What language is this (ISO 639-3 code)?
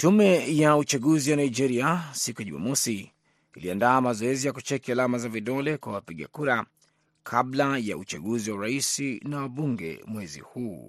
swa